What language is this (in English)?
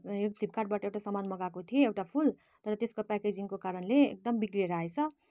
Nepali